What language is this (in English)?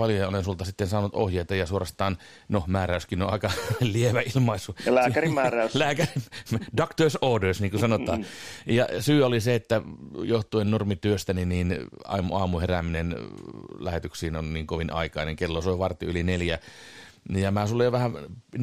Finnish